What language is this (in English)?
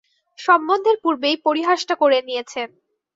Bangla